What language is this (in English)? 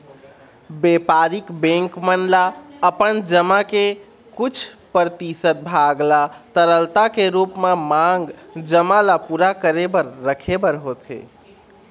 Chhattisgarhi